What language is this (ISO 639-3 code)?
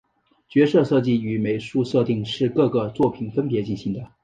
zho